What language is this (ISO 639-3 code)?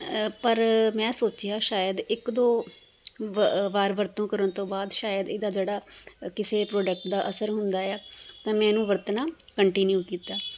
pan